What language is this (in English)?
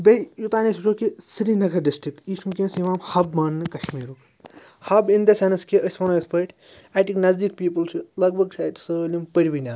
Kashmiri